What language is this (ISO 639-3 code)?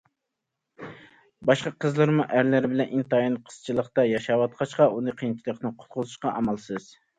uig